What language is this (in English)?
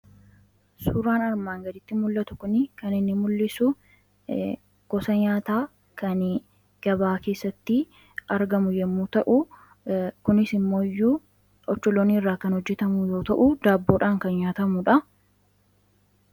Oromo